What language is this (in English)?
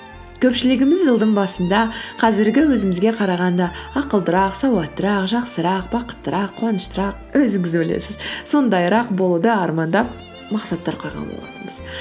Kazakh